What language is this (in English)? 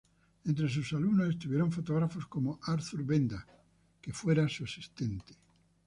Spanish